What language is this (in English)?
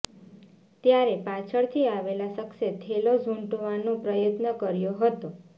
Gujarati